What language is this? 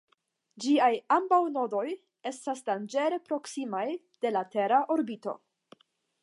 Esperanto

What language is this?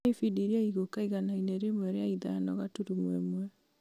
Kikuyu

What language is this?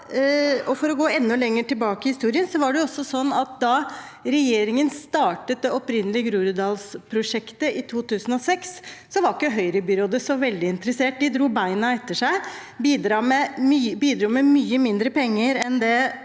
Norwegian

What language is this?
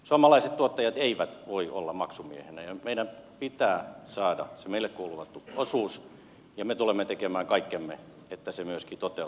Finnish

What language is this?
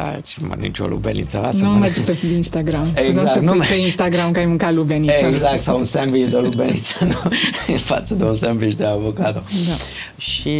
Romanian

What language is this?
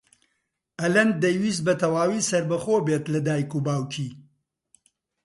Central Kurdish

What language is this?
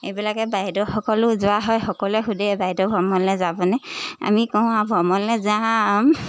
Assamese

